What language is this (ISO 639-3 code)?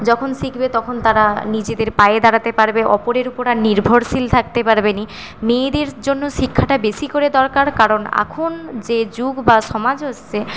ben